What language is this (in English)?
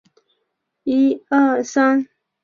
Chinese